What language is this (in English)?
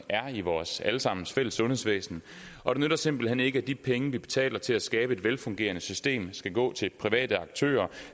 Danish